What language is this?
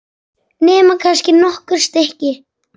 Icelandic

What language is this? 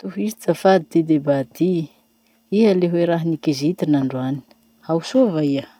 Masikoro Malagasy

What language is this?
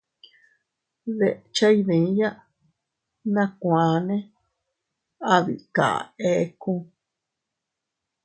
Teutila Cuicatec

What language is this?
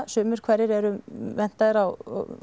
Icelandic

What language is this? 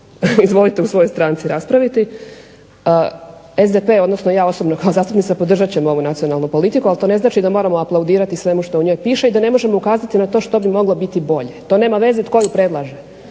Croatian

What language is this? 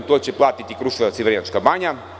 Serbian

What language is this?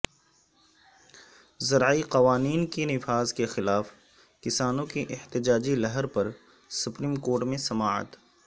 Urdu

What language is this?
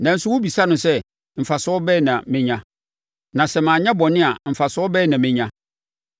Akan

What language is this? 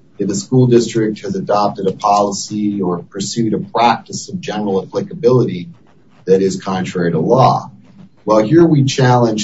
English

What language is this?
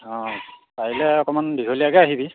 Assamese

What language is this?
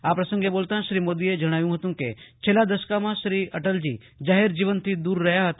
Gujarati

